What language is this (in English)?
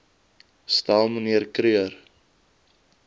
Afrikaans